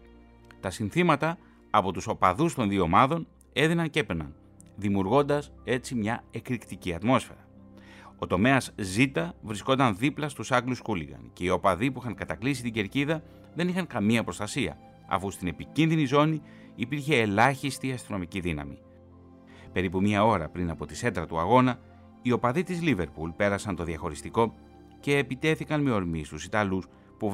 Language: Greek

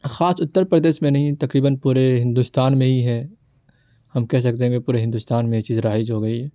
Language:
Urdu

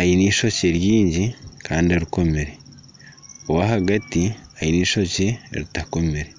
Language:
Nyankole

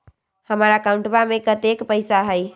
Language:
Magahi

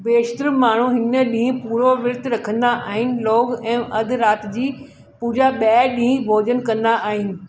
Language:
Sindhi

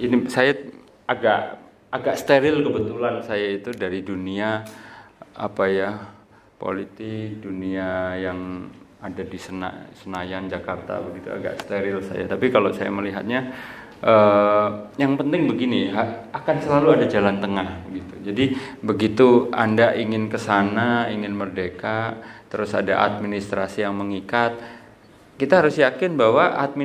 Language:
Indonesian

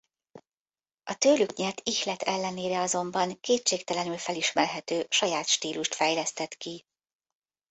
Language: Hungarian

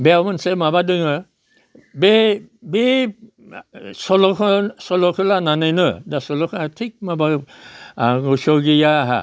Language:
Bodo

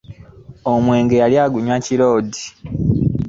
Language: Ganda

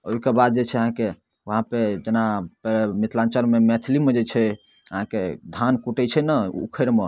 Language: Maithili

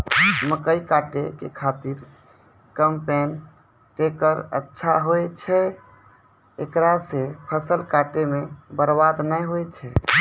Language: Maithili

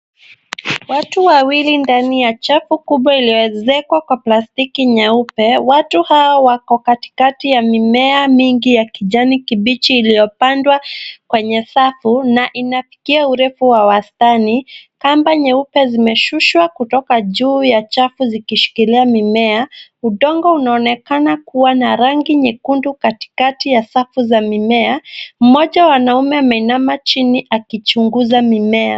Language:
Swahili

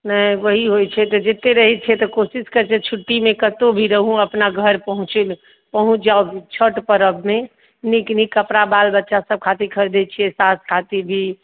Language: Maithili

